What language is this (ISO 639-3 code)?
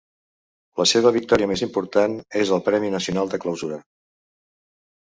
cat